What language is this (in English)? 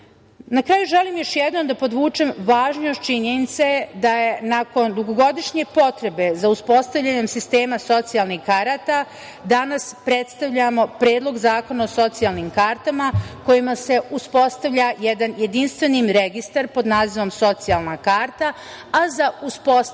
Serbian